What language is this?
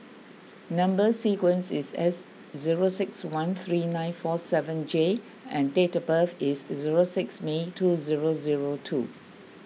English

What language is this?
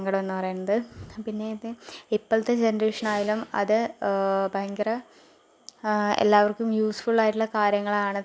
Malayalam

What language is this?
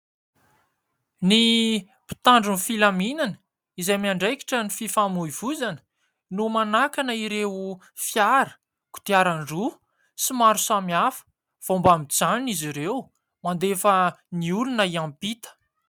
Malagasy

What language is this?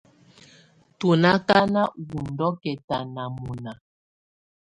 Tunen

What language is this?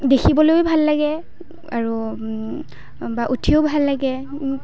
Assamese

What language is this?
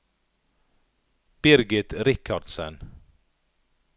Norwegian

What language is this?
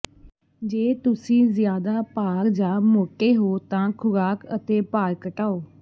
Punjabi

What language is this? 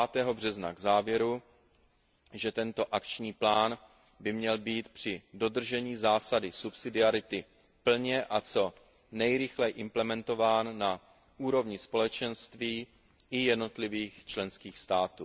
Czech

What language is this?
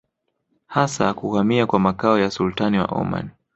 Swahili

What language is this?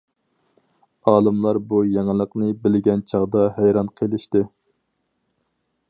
Uyghur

